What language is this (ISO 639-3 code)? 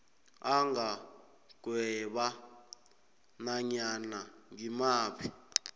nbl